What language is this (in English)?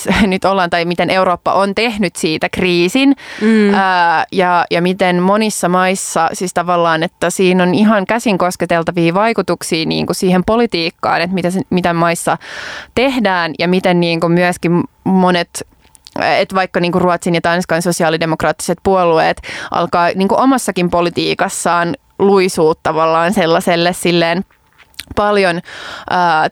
Finnish